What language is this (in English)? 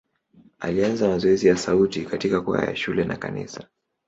Swahili